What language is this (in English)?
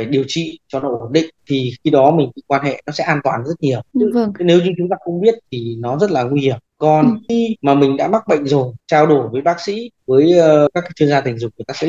Vietnamese